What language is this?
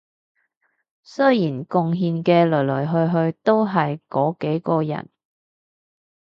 Cantonese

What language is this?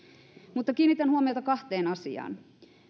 Finnish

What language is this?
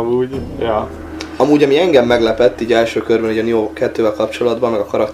Hungarian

